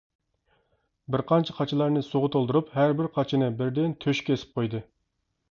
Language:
Uyghur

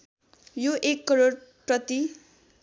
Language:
Nepali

